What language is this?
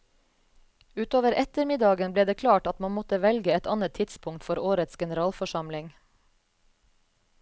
Norwegian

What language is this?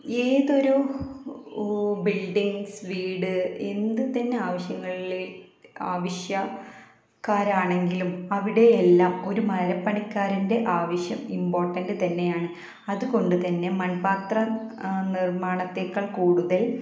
Malayalam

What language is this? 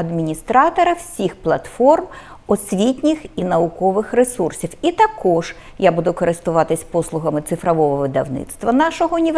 Ukrainian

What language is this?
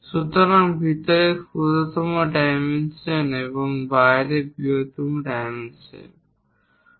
Bangla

